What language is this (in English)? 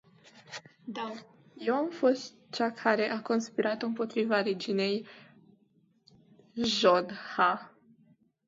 Romanian